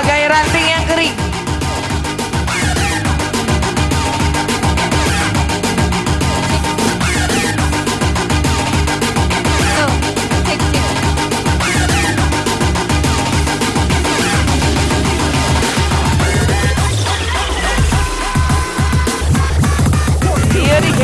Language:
Indonesian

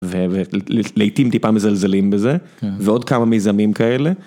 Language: Hebrew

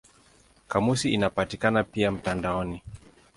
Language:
Swahili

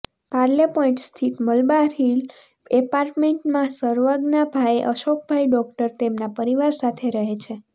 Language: Gujarati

